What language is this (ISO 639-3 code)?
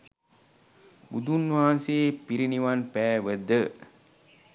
sin